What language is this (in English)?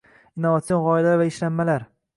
Uzbek